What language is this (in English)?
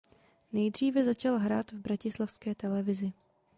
Czech